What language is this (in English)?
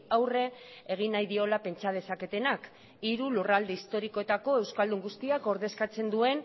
Basque